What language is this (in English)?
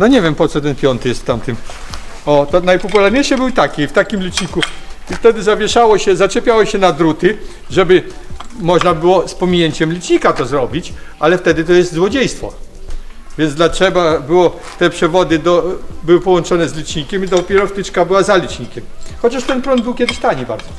Polish